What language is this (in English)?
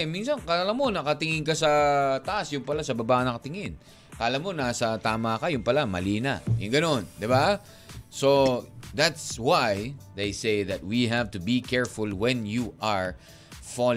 Filipino